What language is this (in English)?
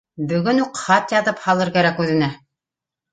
Bashkir